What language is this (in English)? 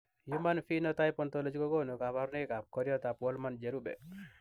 Kalenjin